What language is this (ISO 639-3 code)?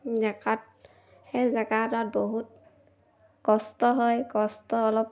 asm